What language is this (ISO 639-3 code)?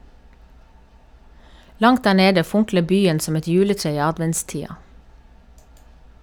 nor